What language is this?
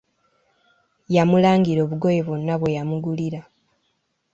Ganda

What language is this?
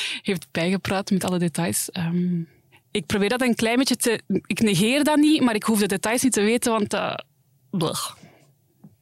Dutch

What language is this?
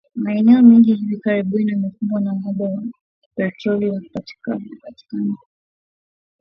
Swahili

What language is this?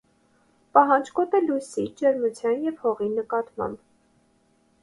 Armenian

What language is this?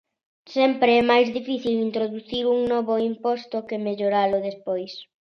Galician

